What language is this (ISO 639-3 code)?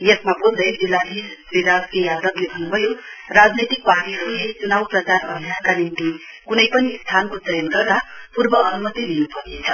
nep